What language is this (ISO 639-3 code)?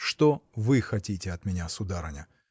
rus